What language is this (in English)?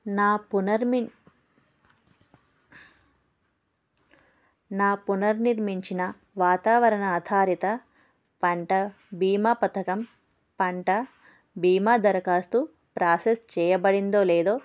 Telugu